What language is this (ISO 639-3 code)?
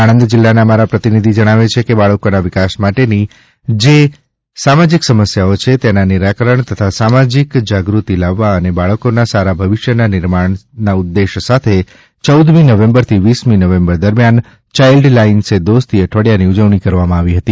guj